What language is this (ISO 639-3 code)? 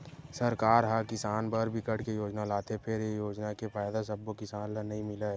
hne